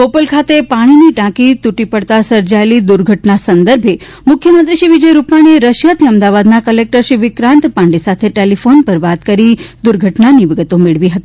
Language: Gujarati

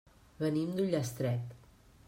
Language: Catalan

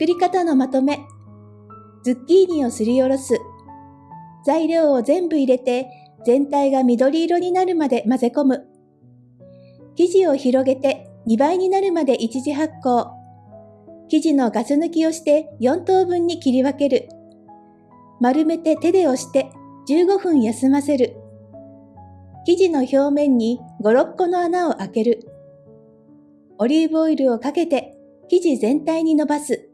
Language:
Japanese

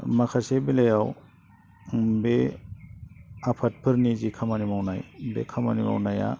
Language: Bodo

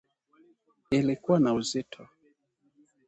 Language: Swahili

